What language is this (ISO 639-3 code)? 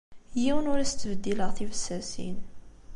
kab